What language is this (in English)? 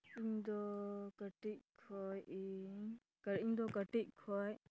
Santali